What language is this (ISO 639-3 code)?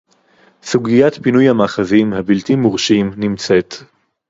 heb